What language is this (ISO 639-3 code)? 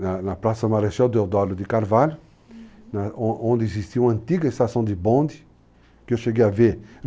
por